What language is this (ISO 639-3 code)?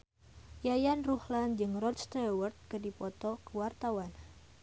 sun